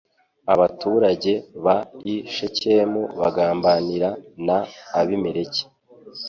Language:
Kinyarwanda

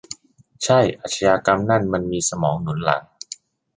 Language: Thai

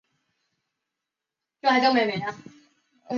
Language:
Chinese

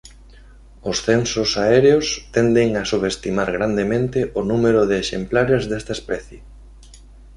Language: Galician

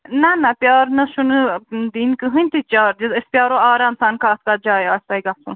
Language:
Kashmiri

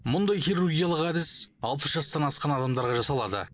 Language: Kazakh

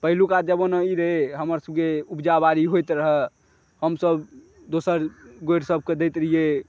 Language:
Maithili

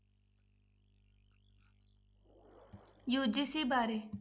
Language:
Punjabi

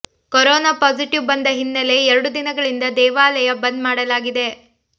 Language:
Kannada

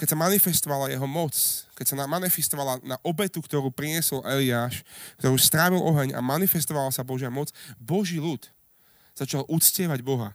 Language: Slovak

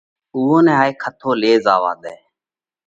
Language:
Parkari Koli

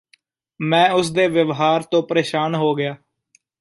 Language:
Punjabi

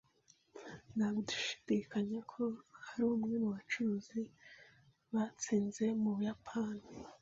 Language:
Kinyarwanda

